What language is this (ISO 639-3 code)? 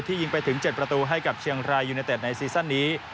tha